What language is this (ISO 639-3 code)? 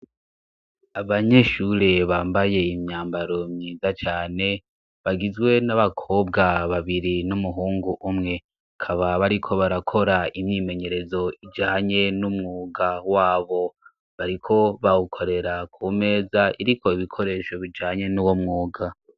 run